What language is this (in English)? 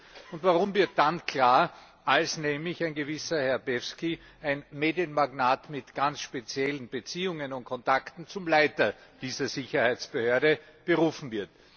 German